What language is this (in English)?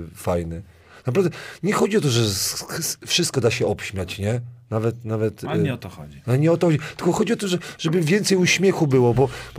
Polish